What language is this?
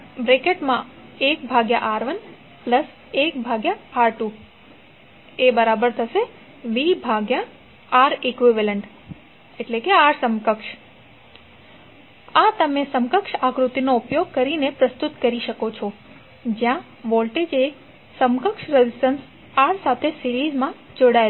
Gujarati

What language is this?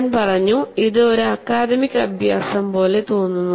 Malayalam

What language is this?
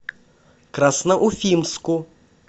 Russian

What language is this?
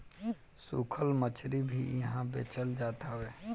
Bhojpuri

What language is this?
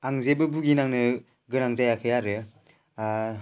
Bodo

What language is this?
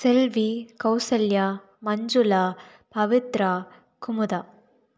Tamil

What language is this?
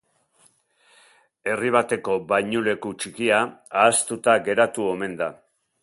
Basque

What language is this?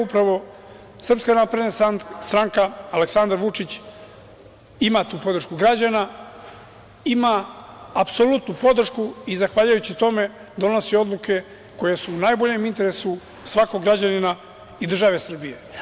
Serbian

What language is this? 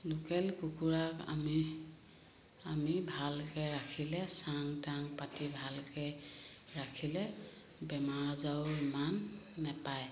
Assamese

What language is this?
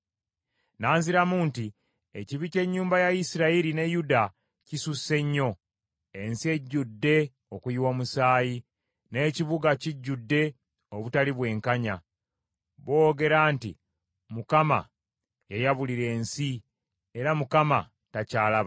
Ganda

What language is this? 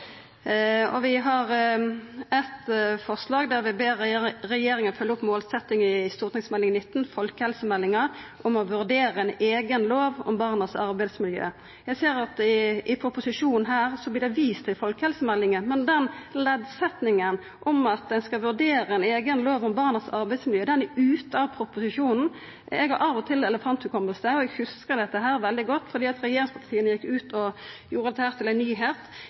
Norwegian Nynorsk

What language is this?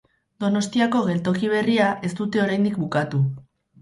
Basque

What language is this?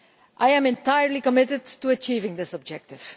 English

